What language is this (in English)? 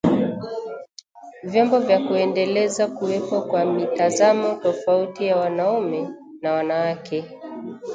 Swahili